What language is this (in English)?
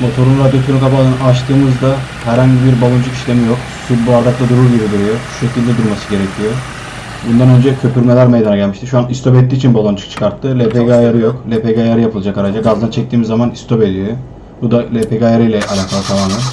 Turkish